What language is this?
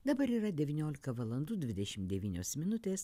Lithuanian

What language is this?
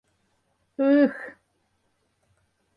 Mari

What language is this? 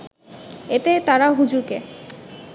Bangla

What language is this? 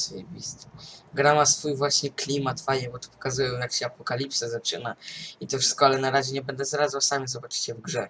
Polish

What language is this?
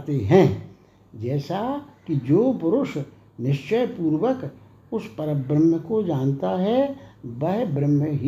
Hindi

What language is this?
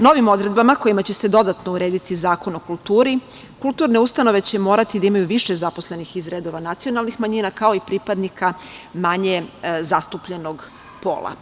Serbian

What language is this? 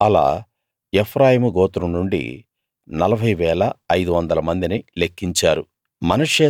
Telugu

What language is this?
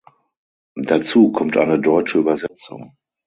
German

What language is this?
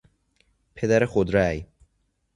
Persian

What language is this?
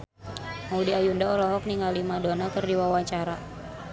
Sundanese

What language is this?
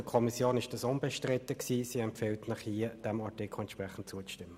Swiss German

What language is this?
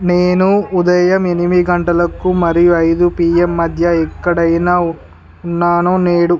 Telugu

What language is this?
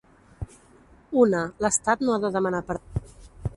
Catalan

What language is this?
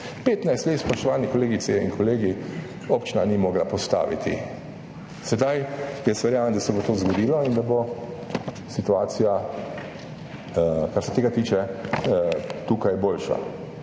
Slovenian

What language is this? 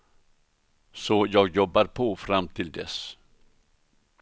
Swedish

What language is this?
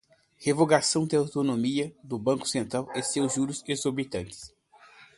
Portuguese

